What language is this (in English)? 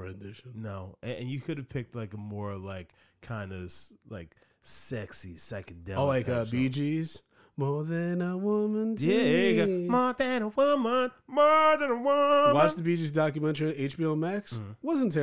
English